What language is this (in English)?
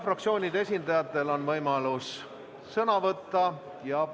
Estonian